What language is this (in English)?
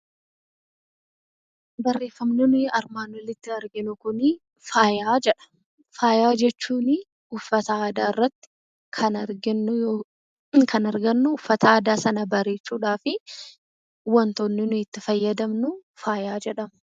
Oromo